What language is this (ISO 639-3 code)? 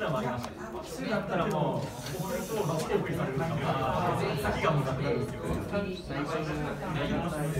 jpn